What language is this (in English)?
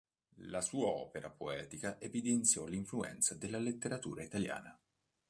Italian